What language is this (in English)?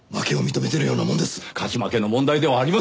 Japanese